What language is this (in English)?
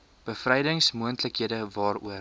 Afrikaans